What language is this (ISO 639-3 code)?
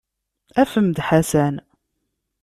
kab